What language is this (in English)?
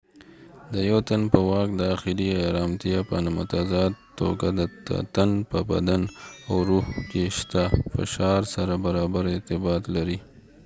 Pashto